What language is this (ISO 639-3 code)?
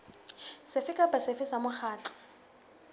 sot